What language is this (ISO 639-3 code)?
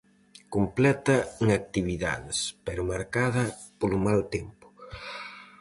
glg